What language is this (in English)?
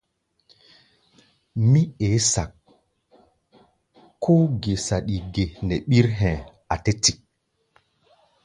Gbaya